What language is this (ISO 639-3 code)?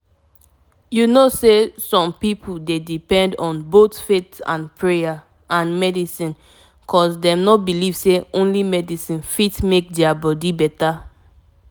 pcm